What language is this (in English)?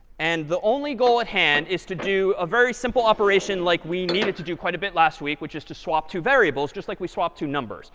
English